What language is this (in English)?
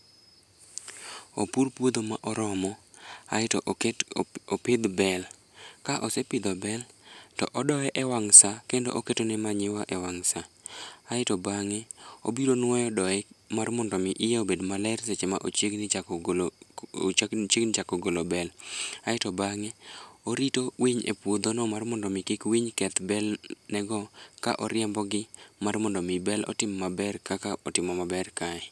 Luo (Kenya and Tanzania)